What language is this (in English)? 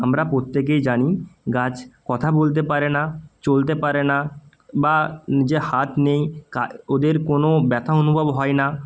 Bangla